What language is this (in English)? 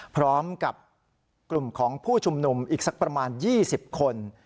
Thai